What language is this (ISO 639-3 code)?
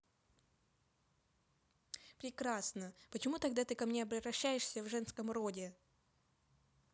rus